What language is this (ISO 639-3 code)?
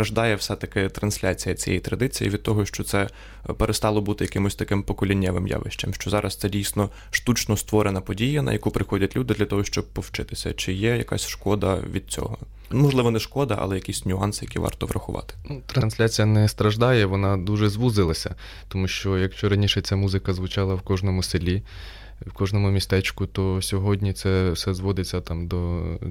ukr